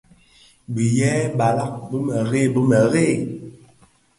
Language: Bafia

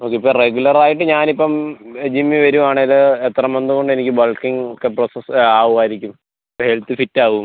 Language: Malayalam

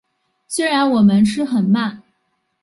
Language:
Chinese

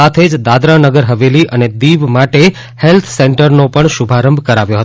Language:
Gujarati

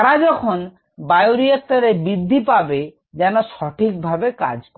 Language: Bangla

